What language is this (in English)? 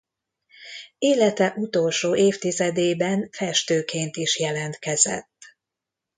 Hungarian